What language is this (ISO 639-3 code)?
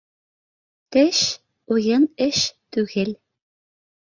bak